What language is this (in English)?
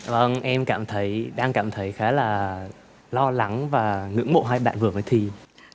Vietnamese